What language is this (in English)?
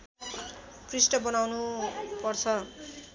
Nepali